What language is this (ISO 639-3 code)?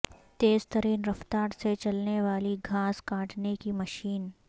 urd